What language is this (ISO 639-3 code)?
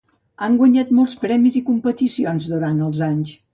cat